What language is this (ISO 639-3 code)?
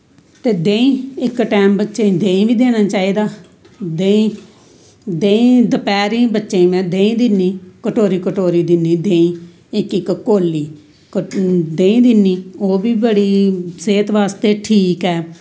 doi